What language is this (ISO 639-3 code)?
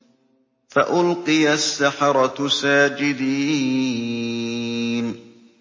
ara